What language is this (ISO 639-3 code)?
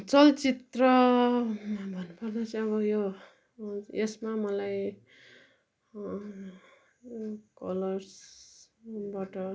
nep